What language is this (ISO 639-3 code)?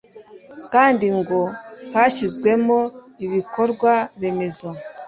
kin